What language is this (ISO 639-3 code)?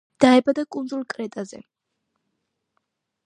kat